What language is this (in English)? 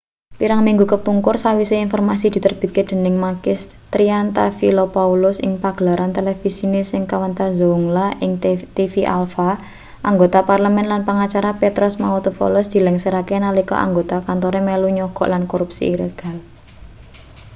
Javanese